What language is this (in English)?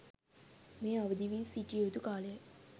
Sinhala